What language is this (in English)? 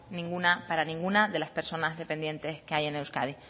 Spanish